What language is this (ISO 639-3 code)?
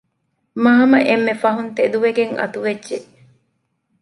div